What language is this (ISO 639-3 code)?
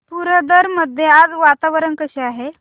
mar